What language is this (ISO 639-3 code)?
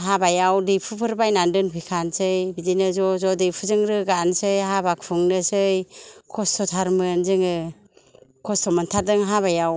brx